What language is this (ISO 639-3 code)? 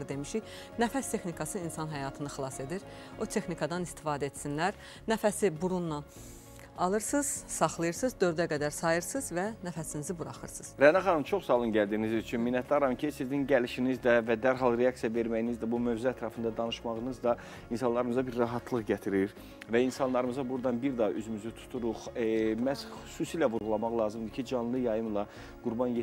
tur